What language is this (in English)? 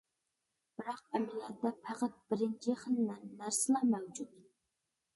Uyghur